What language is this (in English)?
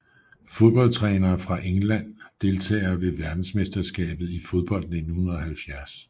Danish